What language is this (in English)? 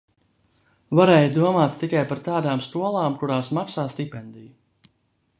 Latvian